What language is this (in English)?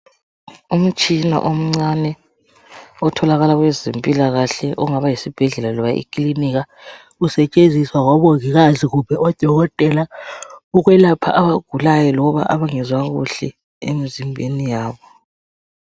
North Ndebele